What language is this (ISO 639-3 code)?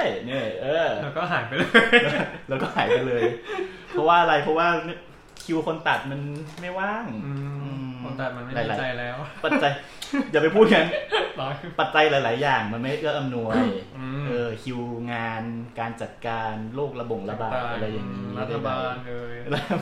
tha